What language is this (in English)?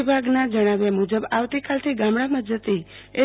Gujarati